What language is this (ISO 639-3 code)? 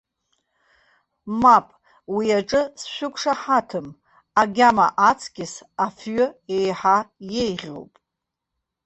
abk